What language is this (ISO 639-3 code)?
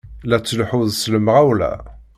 kab